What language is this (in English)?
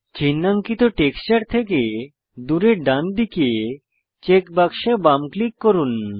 Bangla